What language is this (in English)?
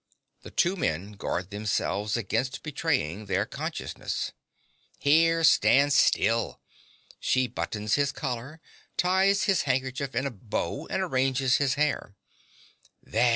English